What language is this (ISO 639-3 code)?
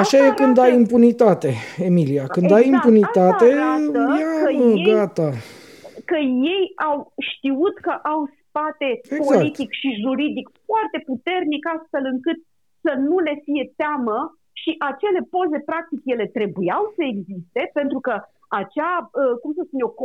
ron